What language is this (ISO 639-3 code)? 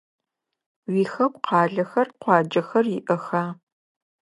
ady